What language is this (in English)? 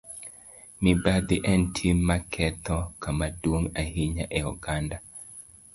Luo (Kenya and Tanzania)